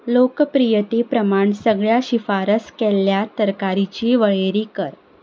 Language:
Konkani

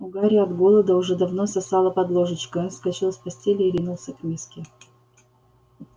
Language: Russian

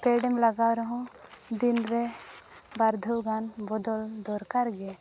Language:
Santali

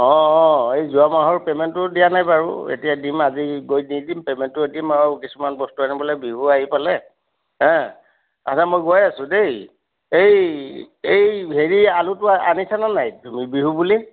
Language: Assamese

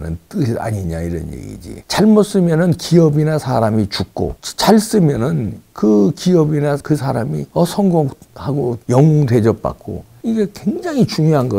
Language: Korean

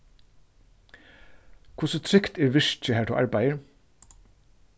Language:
Faroese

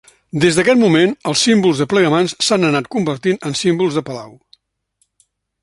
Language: Catalan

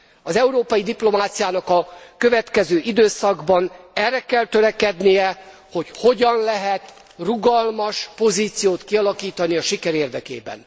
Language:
Hungarian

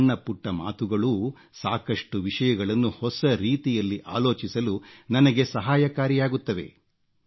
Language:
Kannada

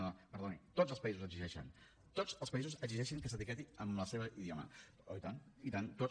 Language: Catalan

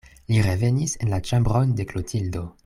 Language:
Esperanto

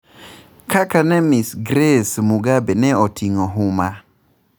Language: Luo (Kenya and Tanzania)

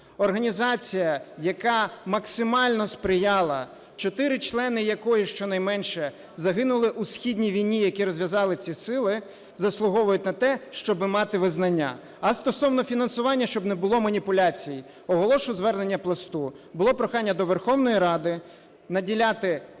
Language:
Ukrainian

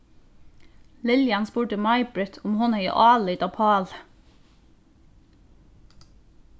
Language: Faroese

